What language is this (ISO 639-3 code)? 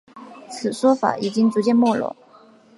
zho